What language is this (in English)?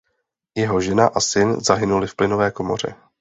Czech